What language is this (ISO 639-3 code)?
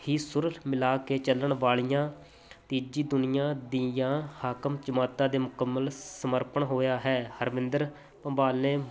pan